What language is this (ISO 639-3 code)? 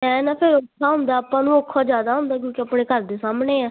pan